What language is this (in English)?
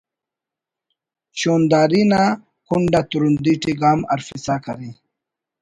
Brahui